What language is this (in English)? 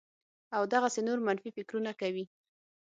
Pashto